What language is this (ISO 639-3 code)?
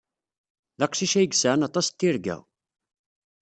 kab